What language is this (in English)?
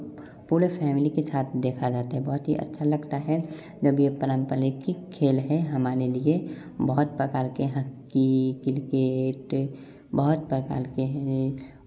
Hindi